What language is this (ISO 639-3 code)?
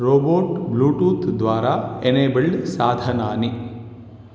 san